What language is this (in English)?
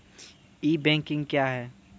Maithili